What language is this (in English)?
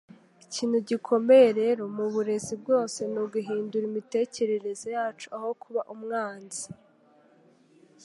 Kinyarwanda